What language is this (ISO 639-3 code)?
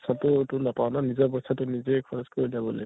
asm